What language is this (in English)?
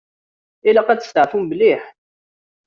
Kabyle